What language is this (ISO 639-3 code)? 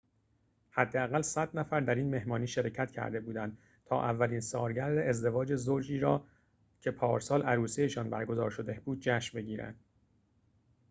fas